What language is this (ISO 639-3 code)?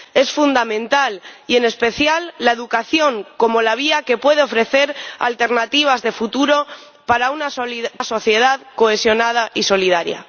spa